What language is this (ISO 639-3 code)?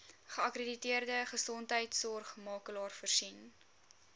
afr